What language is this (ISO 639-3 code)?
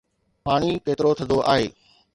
snd